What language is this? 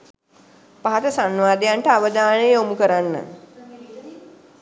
Sinhala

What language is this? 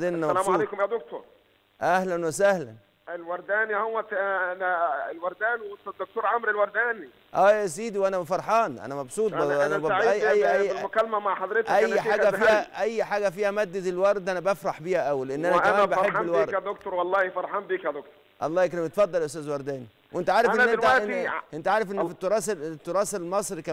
Arabic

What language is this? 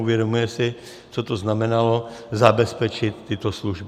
Czech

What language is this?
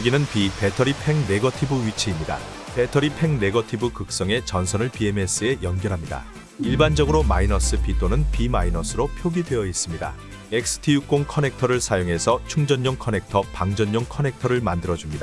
Korean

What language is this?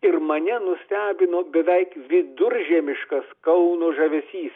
Lithuanian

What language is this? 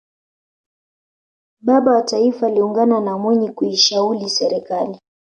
Swahili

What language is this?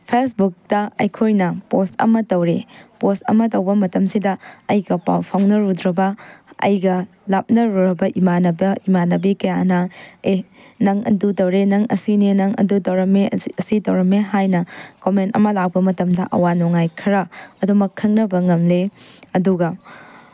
Manipuri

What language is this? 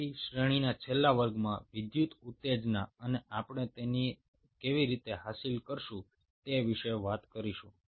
Gujarati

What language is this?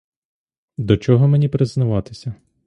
Ukrainian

